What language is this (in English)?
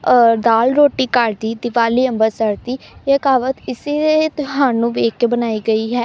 Punjabi